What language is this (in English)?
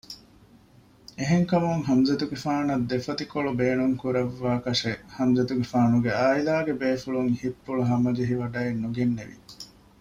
Divehi